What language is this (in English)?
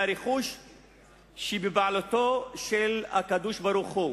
Hebrew